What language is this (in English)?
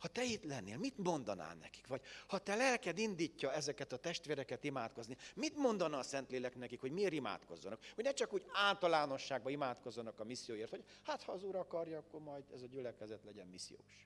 Hungarian